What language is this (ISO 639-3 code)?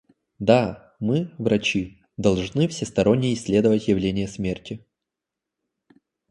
rus